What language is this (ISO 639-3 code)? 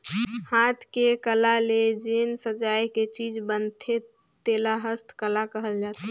hne